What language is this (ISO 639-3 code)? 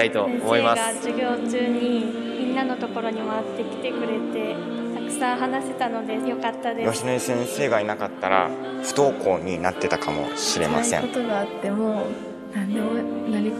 jpn